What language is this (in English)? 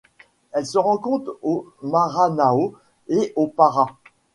French